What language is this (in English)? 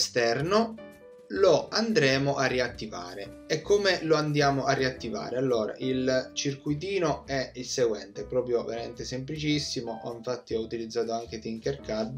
Italian